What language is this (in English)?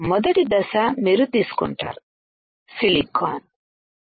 Telugu